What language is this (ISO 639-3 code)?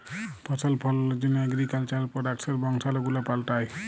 ben